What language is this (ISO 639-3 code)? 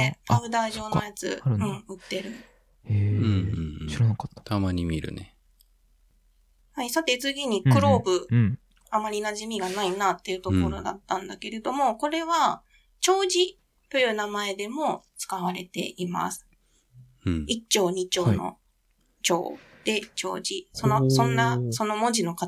jpn